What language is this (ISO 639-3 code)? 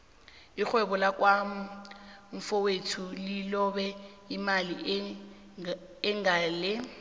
nbl